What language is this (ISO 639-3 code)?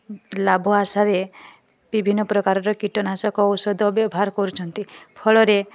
ori